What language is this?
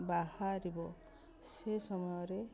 Odia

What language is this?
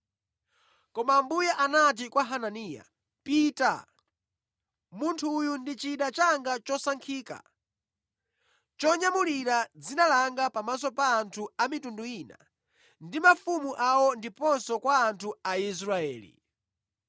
Nyanja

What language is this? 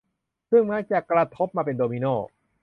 Thai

